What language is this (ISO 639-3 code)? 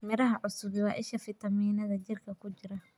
som